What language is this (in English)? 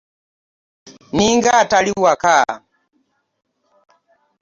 Ganda